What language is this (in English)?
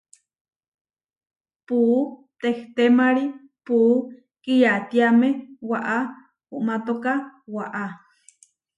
Huarijio